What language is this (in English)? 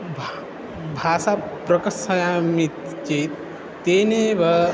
Sanskrit